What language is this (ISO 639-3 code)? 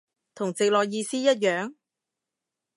yue